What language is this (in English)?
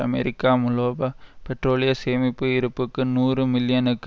Tamil